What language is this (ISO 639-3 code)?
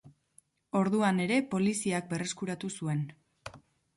eus